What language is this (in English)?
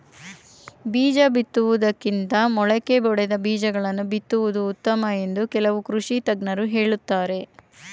Kannada